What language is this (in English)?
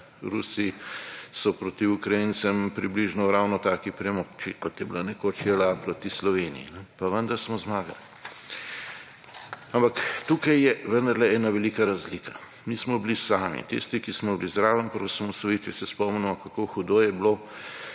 Slovenian